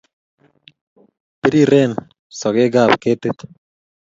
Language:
Kalenjin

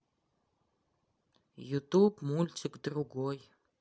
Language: Russian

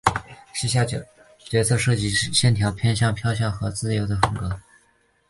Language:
Chinese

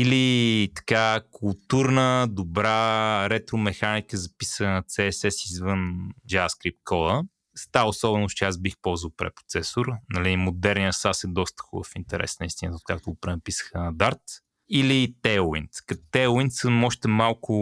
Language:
Bulgarian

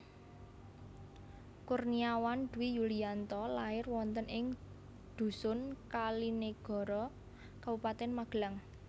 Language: Javanese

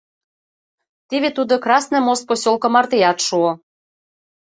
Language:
Mari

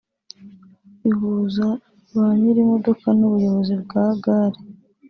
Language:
Kinyarwanda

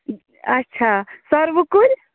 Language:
Kashmiri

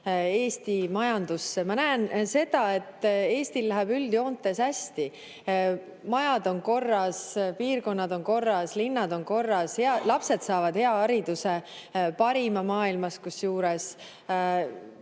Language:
Estonian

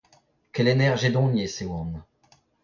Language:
Breton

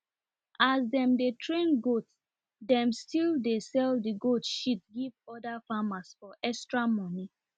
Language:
Nigerian Pidgin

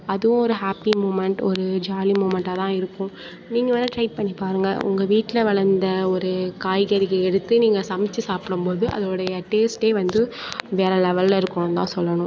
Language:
Tamil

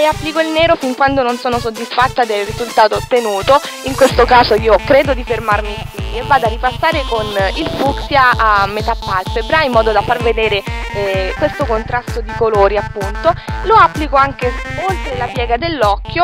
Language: Italian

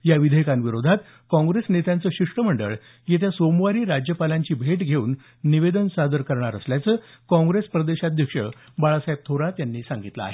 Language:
Marathi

